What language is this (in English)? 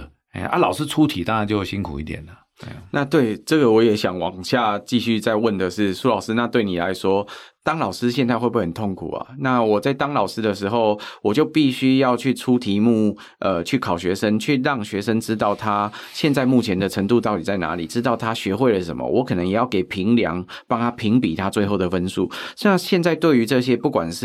Chinese